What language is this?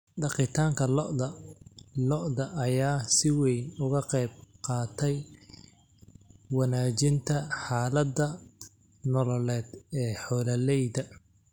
Somali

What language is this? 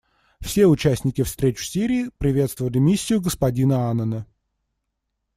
Russian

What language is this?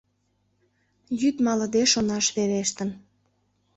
Mari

